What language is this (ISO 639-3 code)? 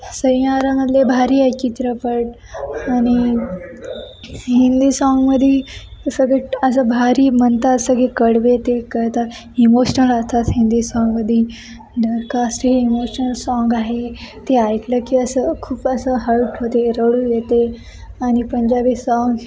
mar